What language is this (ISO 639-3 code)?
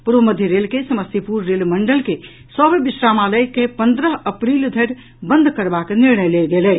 mai